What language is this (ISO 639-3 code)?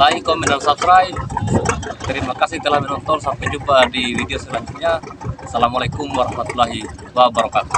ind